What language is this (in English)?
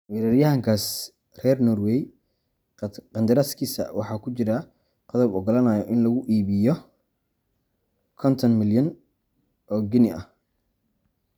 Somali